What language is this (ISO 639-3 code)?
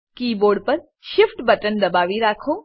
guj